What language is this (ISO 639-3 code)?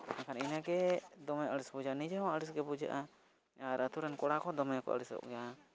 sat